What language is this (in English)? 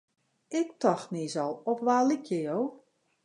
Western Frisian